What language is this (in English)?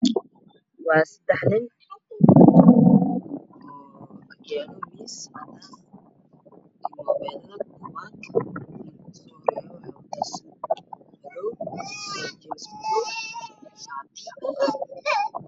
Somali